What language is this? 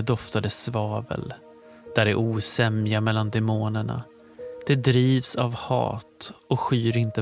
Swedish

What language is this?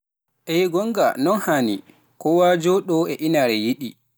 Pular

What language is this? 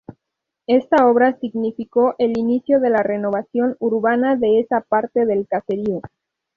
Spanish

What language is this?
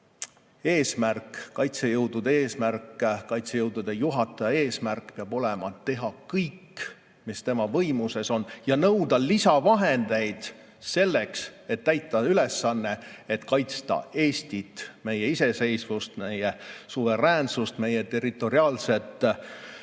Estonian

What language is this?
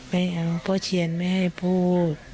Thai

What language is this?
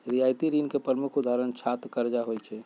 Magahi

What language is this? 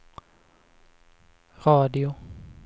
Swedish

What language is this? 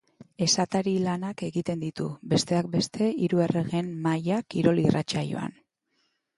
Basque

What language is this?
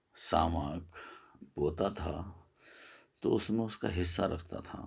Urdu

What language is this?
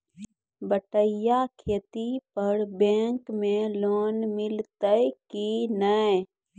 Maithili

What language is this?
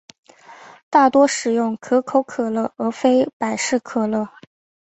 Chinese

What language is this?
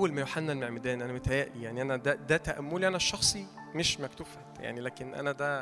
Arabic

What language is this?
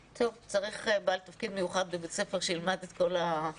Hebrew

